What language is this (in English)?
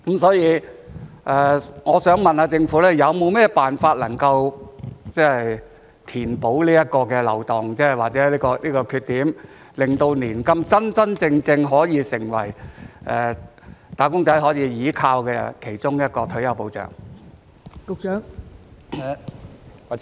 Cantonese